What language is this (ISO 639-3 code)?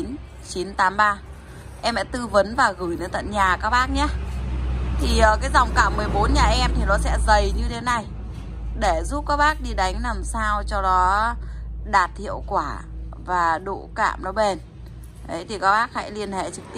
vie